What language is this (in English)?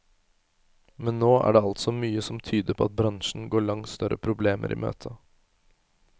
Norwegian